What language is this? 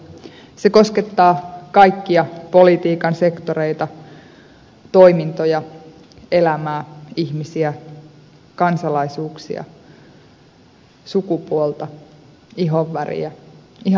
Finnish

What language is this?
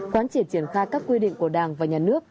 Vietnamese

